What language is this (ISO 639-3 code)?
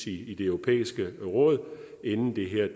dan